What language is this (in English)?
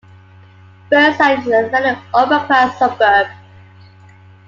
English